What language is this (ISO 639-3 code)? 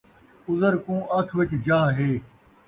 skr